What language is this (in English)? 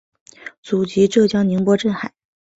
Chinese